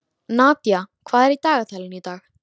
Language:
Icelandic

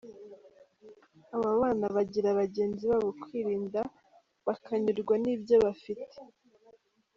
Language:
Kinyarwanda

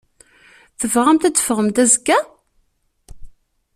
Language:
Kabyle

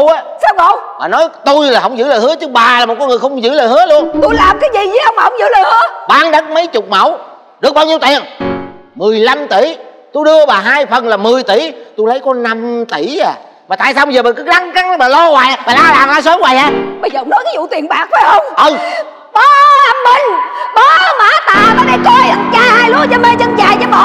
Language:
Vietnamese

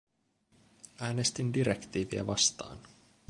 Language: Finnish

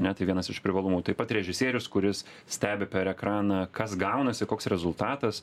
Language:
Lithuanian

